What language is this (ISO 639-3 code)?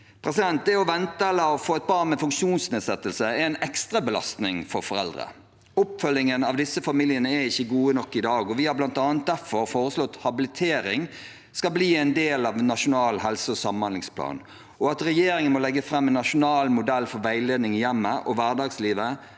nor